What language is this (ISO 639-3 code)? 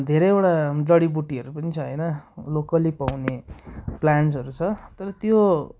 nep